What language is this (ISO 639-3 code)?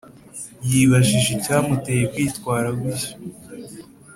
kin